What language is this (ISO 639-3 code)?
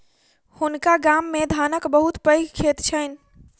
mai